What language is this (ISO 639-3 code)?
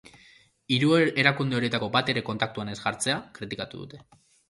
eus